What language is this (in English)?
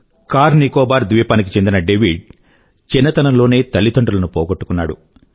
Telugu